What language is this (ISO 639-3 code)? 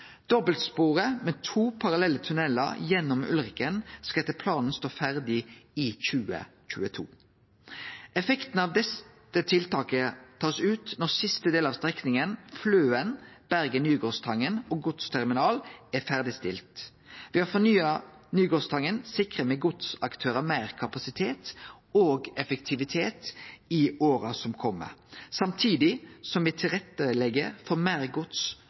nno